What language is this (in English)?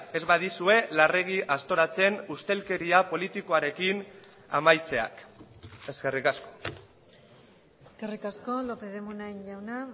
Basque